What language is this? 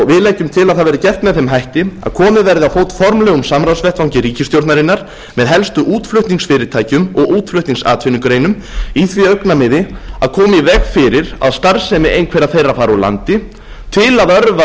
Icelandic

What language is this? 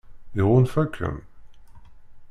Kabyle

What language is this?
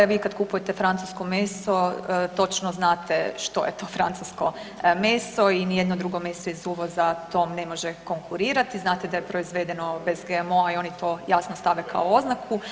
Croatian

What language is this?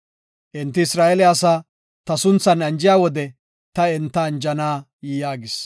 Gofa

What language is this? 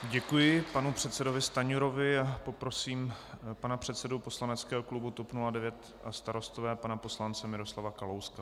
Czech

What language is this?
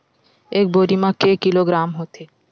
Chhattisgarhi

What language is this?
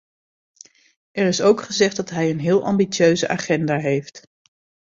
Dutch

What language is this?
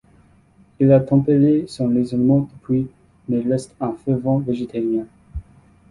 French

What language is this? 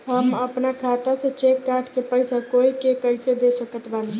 Bhojpuri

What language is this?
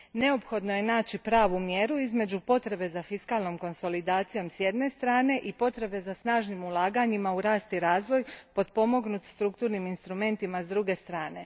Croatian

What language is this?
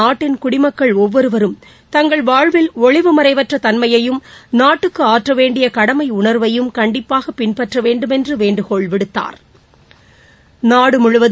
Tamil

